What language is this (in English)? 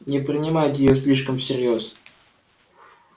Russian